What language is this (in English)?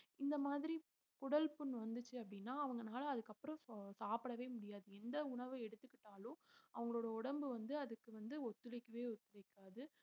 Tamil